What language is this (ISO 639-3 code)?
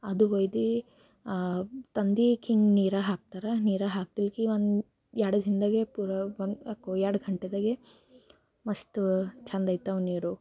kan